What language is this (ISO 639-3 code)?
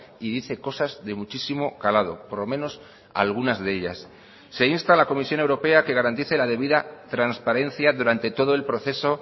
spa